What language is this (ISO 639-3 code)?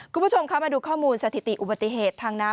tha